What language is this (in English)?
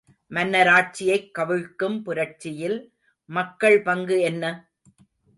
Tamil